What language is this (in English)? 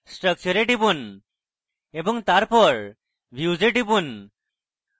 Bangla